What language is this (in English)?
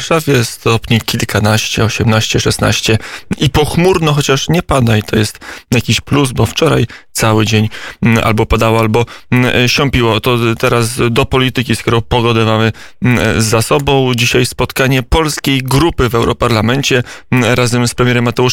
Polish